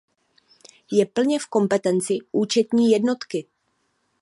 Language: Czech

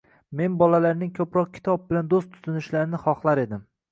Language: Uzbek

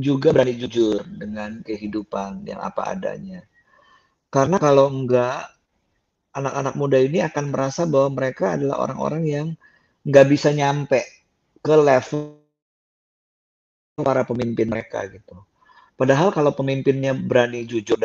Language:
Indonesian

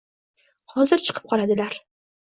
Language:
Uzbek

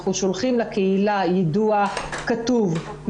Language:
Hebrew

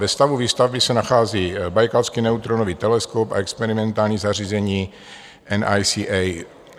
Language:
Czech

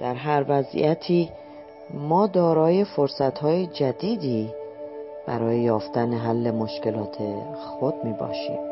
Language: Persian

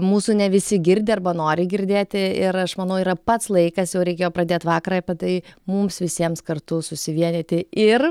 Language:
Lithuanian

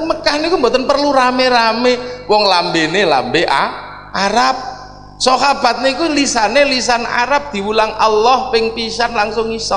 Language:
Indonesian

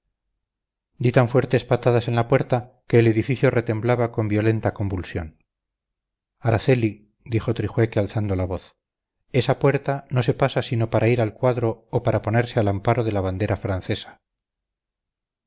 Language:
Spanish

